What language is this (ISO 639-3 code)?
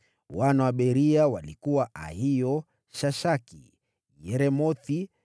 swa